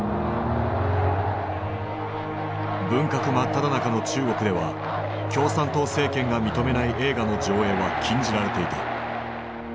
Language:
Japanese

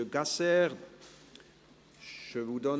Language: Swiss German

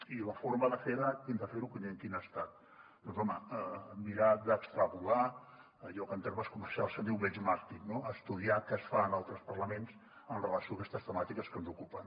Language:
Catalan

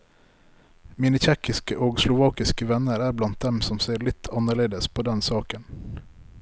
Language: Norwegian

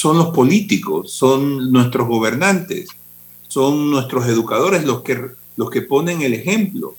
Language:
Spanish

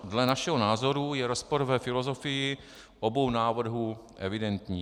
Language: Czech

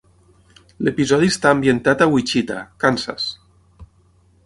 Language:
Catalan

